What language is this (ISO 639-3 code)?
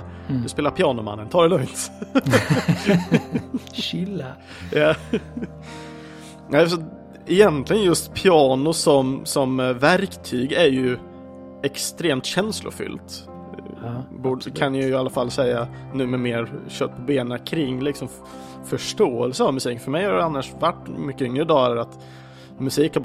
swe